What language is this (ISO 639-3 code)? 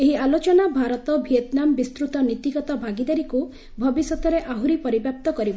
ori